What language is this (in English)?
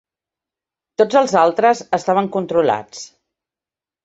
Catalan